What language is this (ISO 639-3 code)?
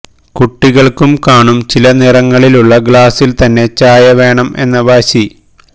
mal